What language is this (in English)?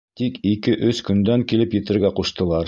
Bashkir